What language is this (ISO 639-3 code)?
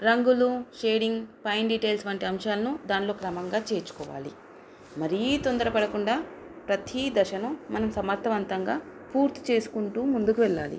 tel